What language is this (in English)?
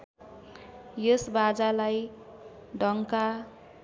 Nepali